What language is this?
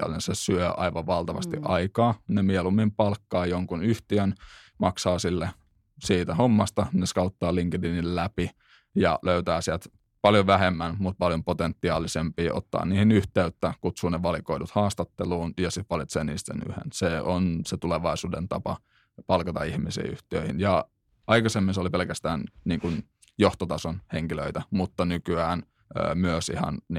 Finnish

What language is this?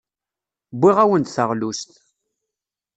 Kabyle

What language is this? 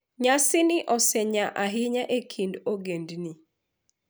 Luo (Kenya and Tanzania)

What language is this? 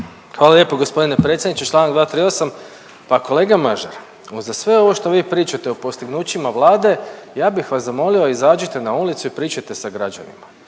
Croatian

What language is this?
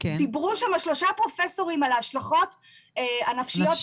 Hebrew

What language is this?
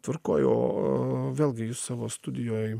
Lithuanian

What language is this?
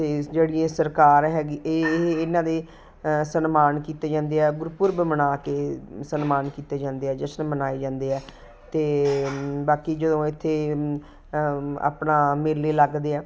Punjabi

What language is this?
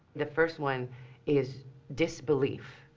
English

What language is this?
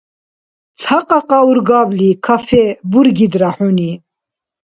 Dargwa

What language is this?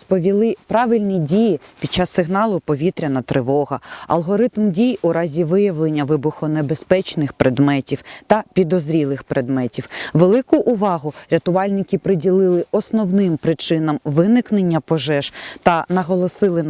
Ukrainian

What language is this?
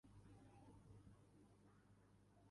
Uzbek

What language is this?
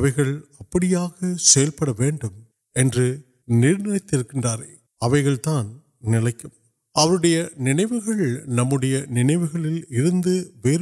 Urdu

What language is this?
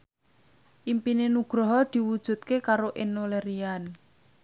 Javanese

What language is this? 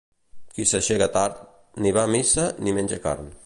Catalan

